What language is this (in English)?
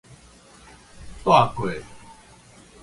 Min Nan Chinese